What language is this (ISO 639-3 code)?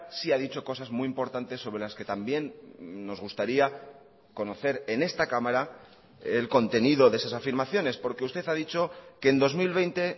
spa